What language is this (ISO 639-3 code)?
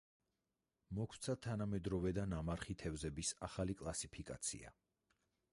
kat